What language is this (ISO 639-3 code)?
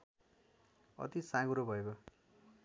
nep